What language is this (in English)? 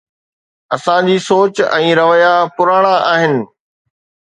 Sindhi